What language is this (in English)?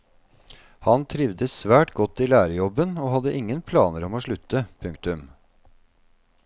Norwegian